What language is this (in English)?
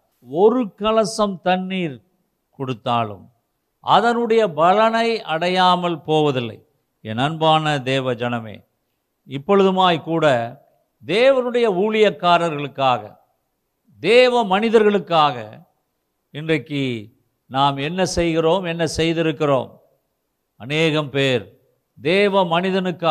Tamil